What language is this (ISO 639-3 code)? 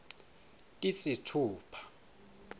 ssw